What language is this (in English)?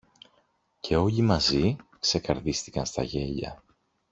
Greek